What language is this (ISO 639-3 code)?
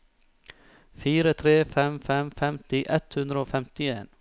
nor